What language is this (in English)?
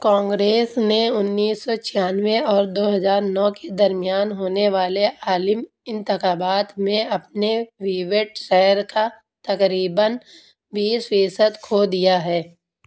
Urdu